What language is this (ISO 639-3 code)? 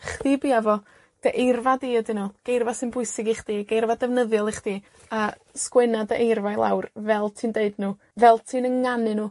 cym